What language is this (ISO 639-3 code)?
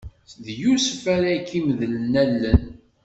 kab